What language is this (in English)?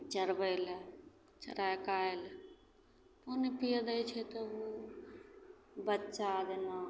Maithili